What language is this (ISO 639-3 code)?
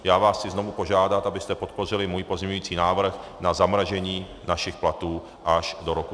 ces